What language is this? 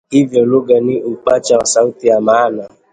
Swahili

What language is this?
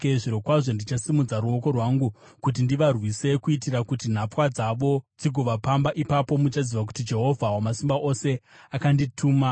Shona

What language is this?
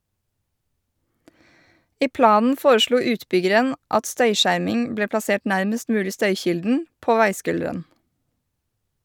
Norwegian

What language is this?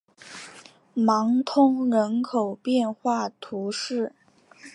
Chinese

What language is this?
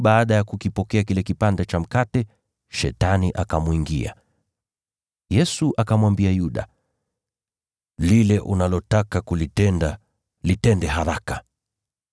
Swahili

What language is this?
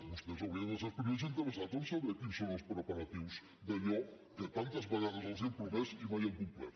Catalan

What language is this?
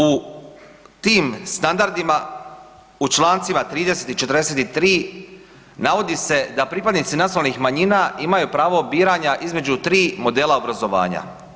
Croatian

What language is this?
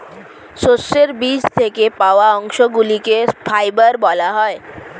Bangla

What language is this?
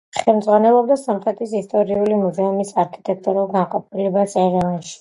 Georgian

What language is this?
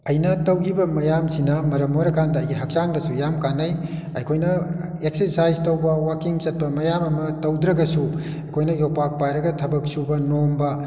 Manipuri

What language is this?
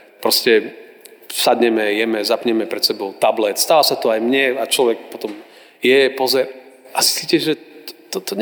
Slovak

